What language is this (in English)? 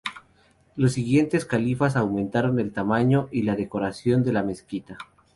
Spanish